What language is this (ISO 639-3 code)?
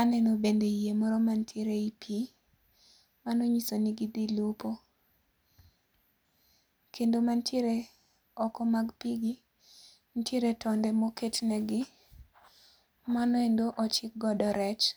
luo